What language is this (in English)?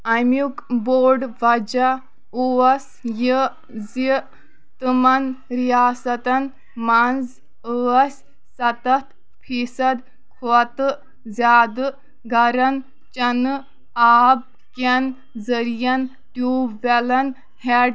Kashmiri